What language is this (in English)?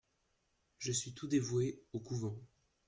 French